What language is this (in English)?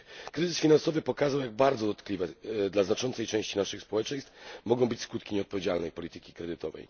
Polish